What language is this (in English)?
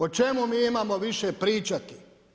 Croatian